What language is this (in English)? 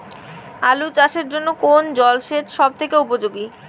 Bangla